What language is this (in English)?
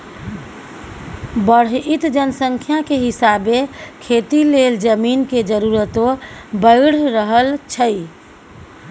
Maithili